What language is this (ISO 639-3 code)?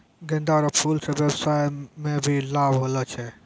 mai